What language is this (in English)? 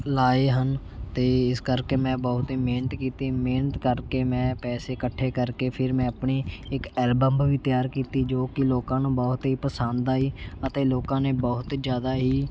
Punjabi